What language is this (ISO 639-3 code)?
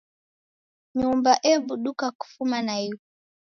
dav